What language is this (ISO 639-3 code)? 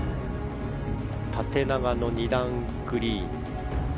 jpn